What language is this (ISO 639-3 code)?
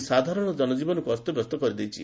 ori